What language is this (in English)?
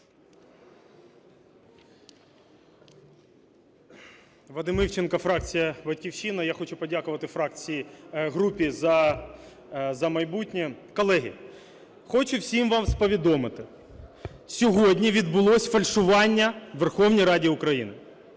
Ukrainian